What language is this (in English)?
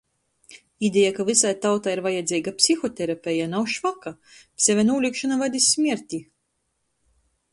Latgalian